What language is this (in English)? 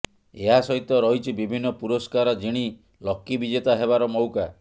Odia